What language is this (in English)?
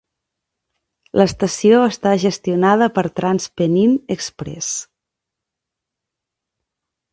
Catalan